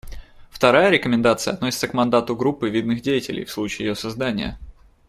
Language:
Russian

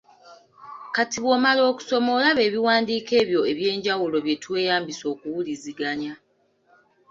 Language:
Ganda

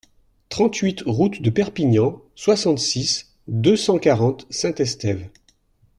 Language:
French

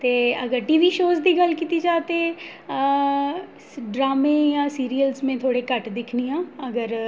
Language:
Dogri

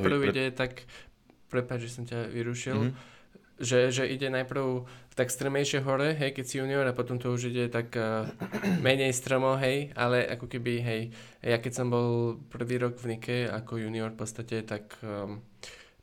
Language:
Slovak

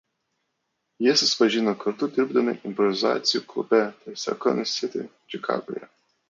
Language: Lithuanian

